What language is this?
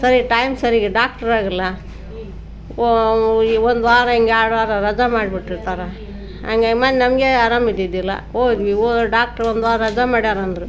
Kannada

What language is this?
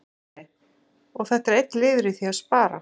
Icelandic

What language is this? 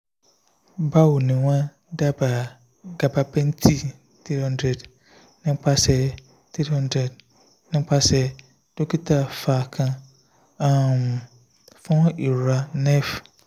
Yoruba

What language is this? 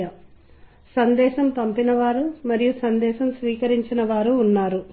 Telugu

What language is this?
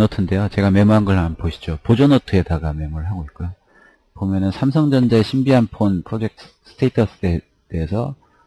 Korean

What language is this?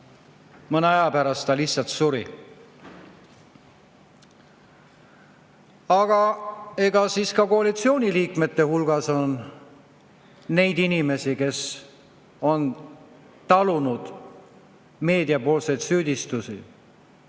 Estonian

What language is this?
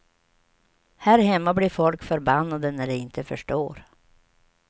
Swedish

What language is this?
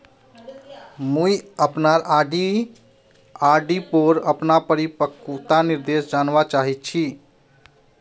Magahi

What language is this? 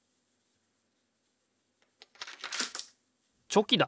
Japanese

